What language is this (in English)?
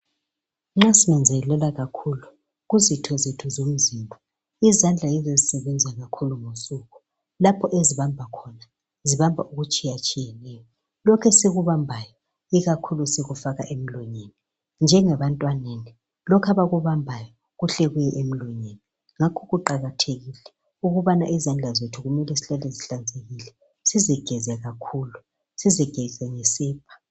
North Ndebele